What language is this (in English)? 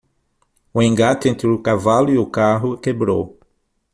Portuguese